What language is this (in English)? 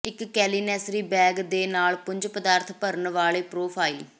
Punjabi